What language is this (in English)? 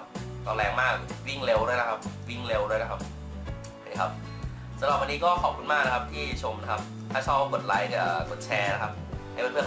Thai